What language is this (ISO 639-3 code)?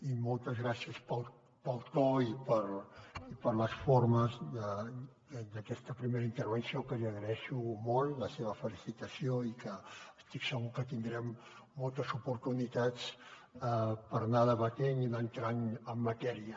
cat